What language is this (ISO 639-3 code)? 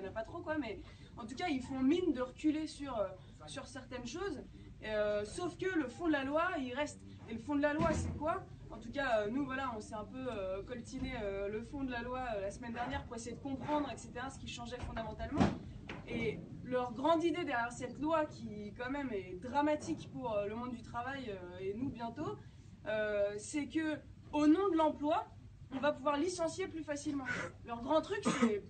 fra